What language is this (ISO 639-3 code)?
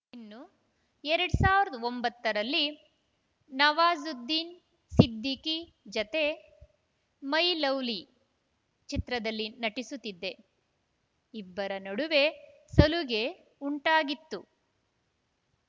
kan